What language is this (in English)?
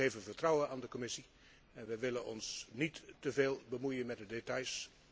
Dutch